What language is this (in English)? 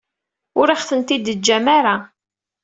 Kabyle